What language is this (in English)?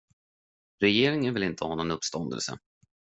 Swedish